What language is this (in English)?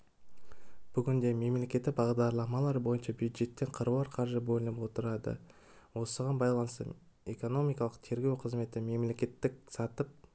Kazakh